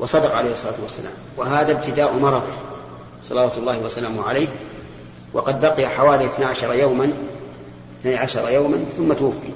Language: Arabic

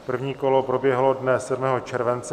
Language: Czech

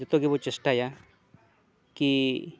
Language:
Santali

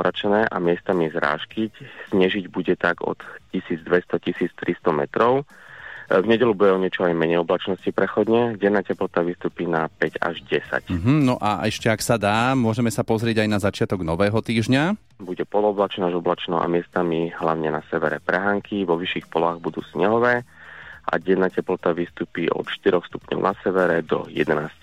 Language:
Slovak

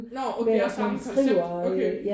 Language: Danish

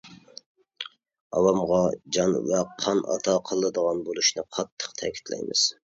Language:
Uyghur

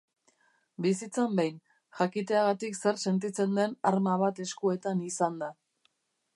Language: Basque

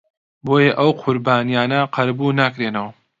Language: Central Kurdish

